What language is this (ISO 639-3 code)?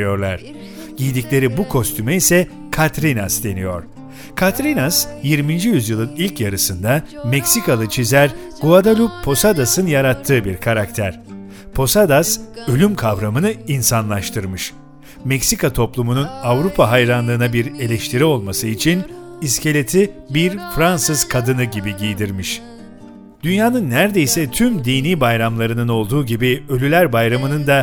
tur